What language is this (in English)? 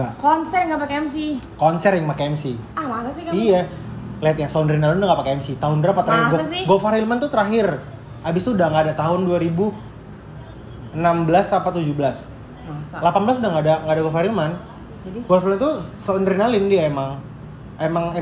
Indonesian